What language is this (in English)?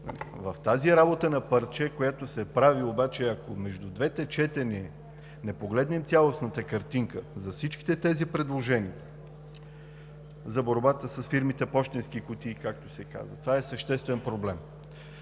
Bulgarian